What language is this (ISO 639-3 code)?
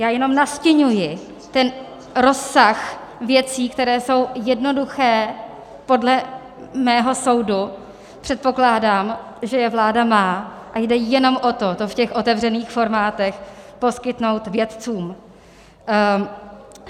ces